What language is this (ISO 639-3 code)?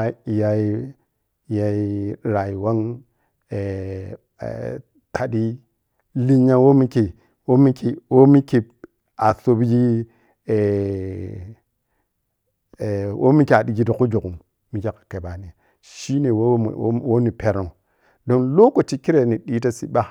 piy